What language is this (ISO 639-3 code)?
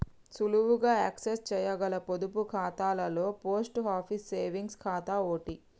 tel